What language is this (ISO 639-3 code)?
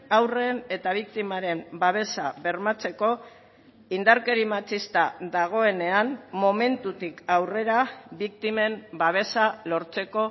eus